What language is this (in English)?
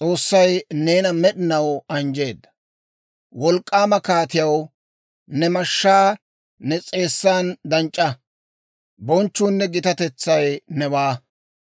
Dawro